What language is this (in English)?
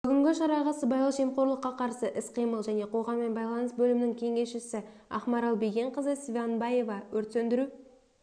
Kazakh